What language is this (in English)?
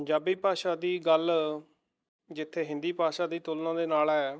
Punjabi